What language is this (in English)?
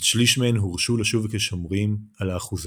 Hebrew